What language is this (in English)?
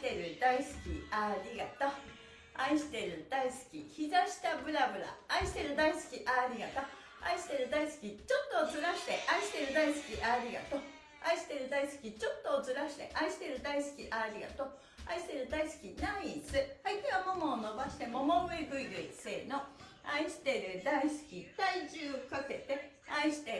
Japanese